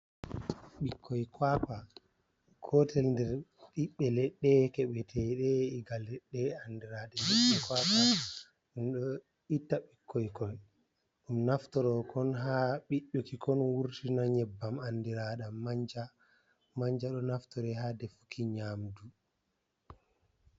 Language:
Fula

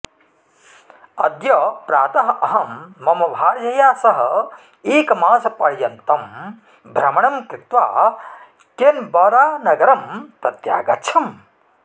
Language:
Sanskrit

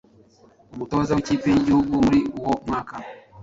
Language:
Kinyarwanda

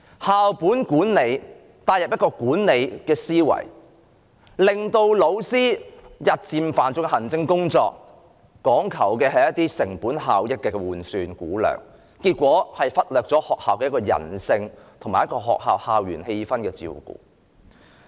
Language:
Cantonese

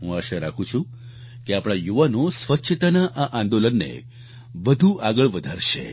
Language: Gujarati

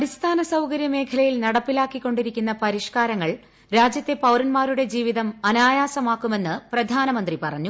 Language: Malayalam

